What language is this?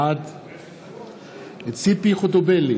Hebrew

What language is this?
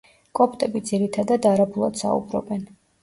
Georgian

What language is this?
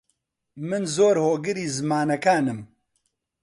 Central Kurdish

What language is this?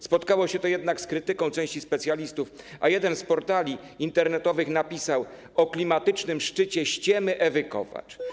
Polish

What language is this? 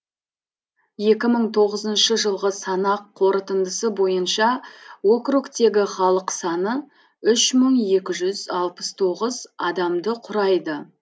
Kazakh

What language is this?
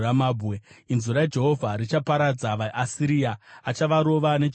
Shona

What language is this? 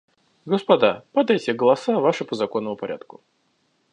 Russian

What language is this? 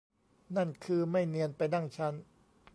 Thai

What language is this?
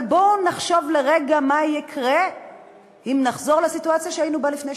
Hebrew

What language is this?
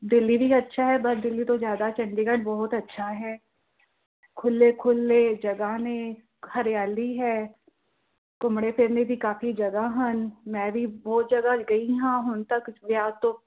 Punjabi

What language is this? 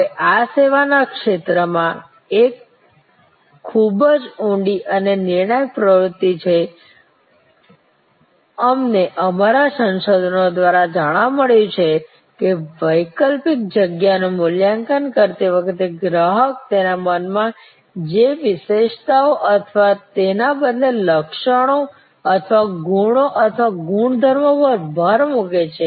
Gujarati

